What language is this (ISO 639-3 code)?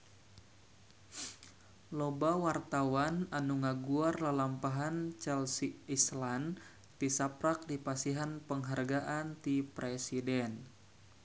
sun